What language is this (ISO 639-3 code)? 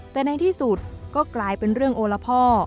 tha